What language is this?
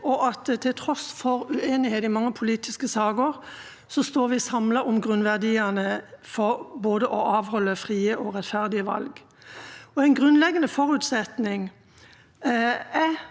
Norwegian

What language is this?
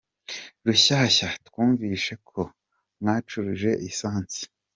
Kinyarwanda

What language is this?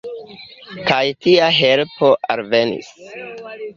Esperanto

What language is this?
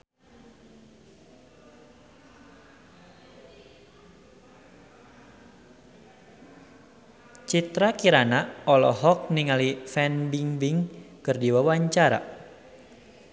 Sundanese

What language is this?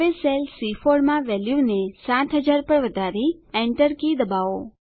Gujarati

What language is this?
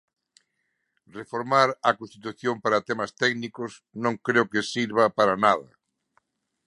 Galician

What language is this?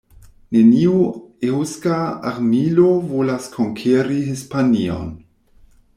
Esperanto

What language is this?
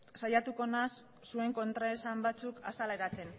Basque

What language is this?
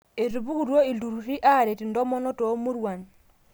Masai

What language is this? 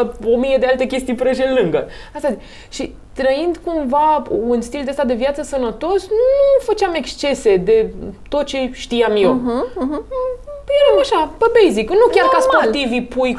Romanian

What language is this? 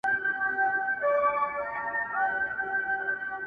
Pashto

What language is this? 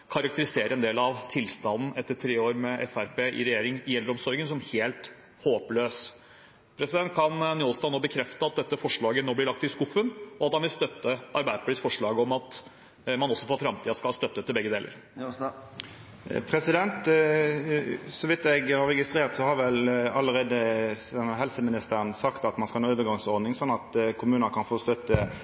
Norwegian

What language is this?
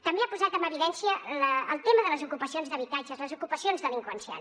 Catalan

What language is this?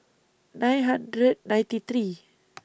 English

